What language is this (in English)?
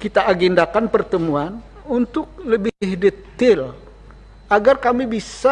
Indonesian